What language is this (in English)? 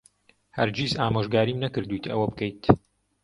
Central Kurdish